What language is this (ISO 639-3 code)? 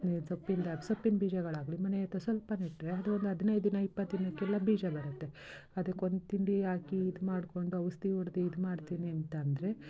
kan